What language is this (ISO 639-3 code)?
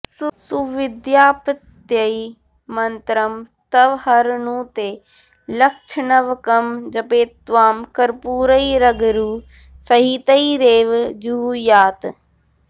san